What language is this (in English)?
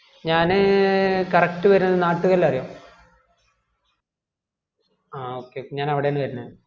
Malayalam